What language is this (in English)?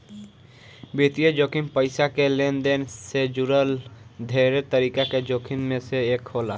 Bhojpuri